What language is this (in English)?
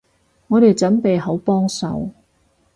Cantonese